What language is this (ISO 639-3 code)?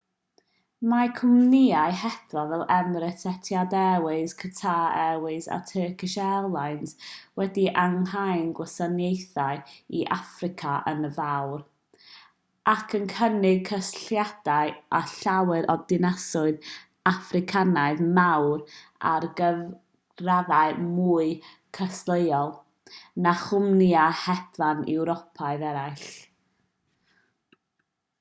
cym